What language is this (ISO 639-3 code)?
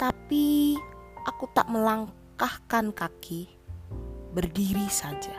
ind